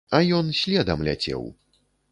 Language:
Belarusian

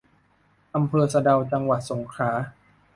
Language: Thai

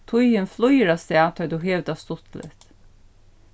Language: Faroese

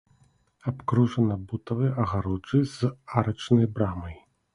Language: Belarusian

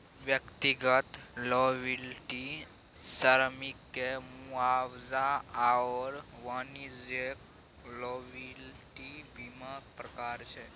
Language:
Maithili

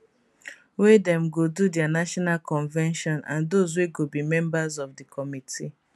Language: Nigerian Pidgin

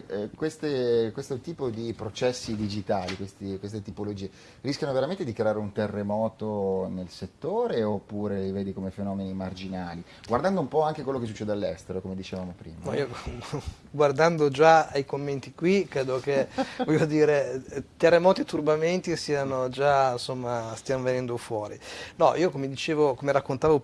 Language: Italian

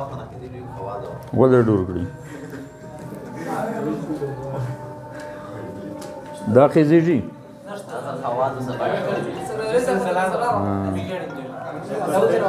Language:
Romanian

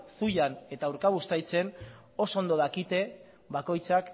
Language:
Basque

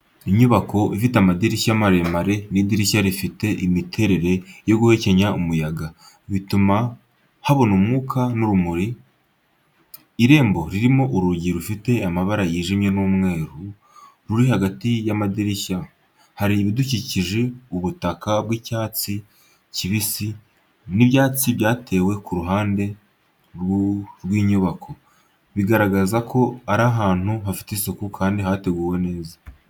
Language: Kinyarwanda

